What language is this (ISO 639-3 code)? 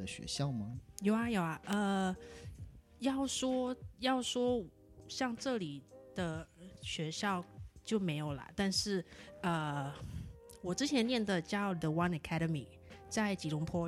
zho